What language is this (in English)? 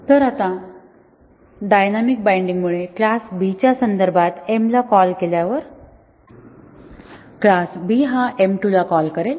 Marathi